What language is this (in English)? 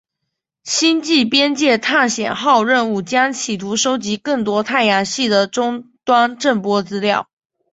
Chinese